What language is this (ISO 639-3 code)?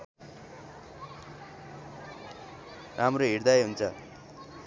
nep